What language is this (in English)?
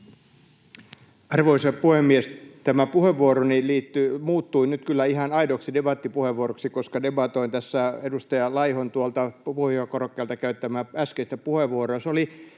Finnish